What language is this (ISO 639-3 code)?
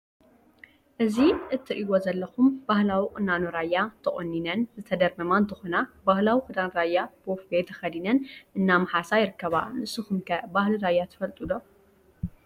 tir